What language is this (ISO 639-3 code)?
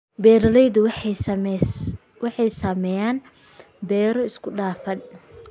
som